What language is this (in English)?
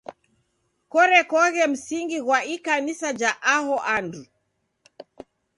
Taita